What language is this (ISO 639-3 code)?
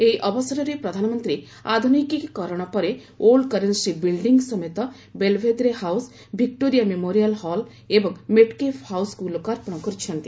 ori